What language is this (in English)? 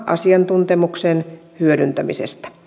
Finnish